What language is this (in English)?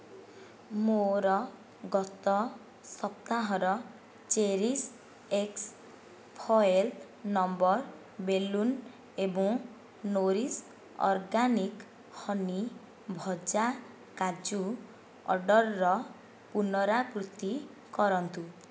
Odia